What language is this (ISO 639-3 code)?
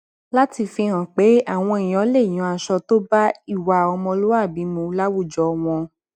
yor